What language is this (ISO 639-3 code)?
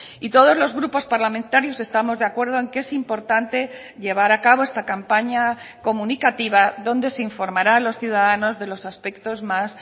spa